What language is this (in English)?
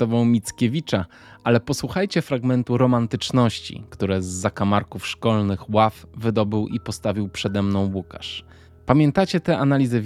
Polish